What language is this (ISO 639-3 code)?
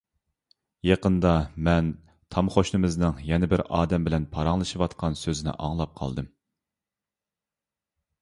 uig